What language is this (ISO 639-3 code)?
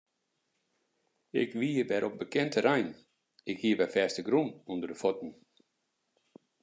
fry